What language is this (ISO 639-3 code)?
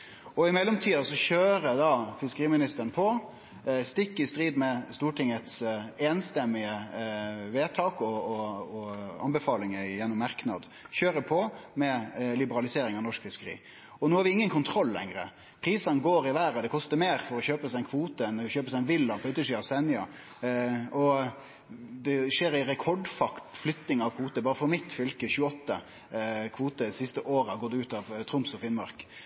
nno